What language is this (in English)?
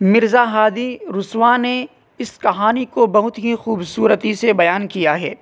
Urdu